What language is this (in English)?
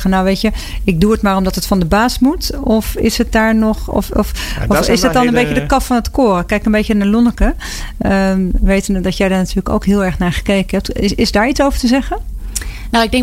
Dutch